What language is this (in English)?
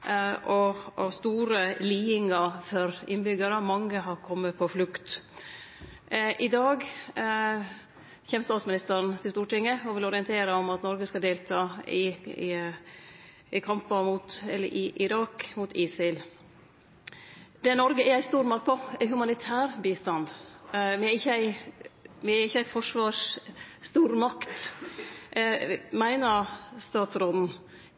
Norwegian Nynorsk